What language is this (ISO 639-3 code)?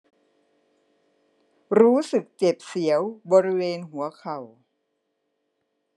tha